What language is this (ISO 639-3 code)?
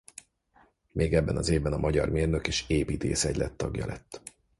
hun